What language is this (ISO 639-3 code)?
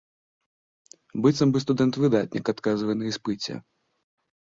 bel